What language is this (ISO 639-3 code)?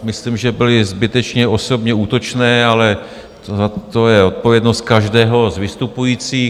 ces